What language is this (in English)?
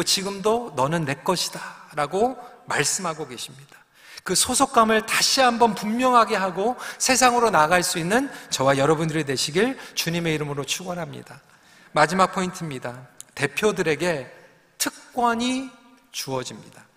Korean